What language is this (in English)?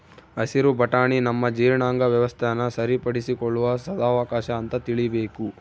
Kannada